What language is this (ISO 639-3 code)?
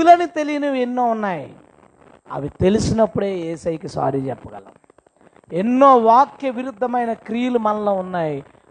tel